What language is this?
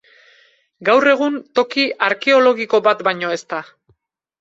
Basque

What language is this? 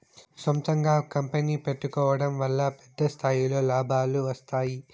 Telugu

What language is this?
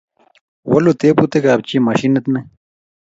Kalenjin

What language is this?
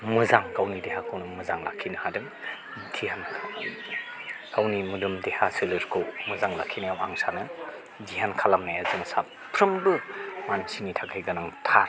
Bodo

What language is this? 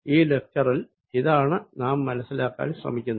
Malayalam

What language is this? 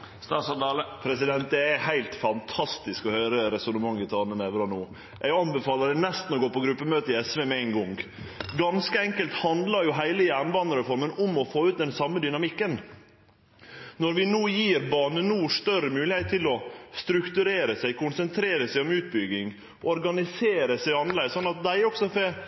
Norwegian Nynorsk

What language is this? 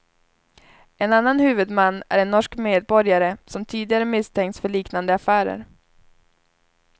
Swedish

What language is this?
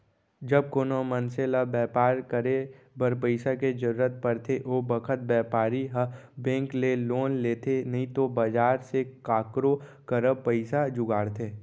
Chhattisgarhi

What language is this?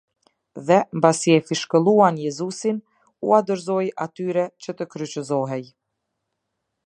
Albanian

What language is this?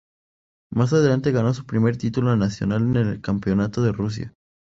Spanish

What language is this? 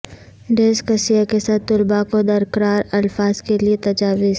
Urdu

